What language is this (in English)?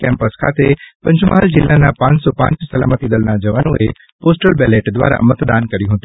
Gujarati